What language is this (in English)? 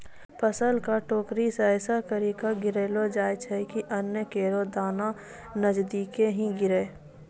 Maithili